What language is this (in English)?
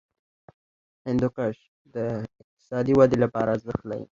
Pashto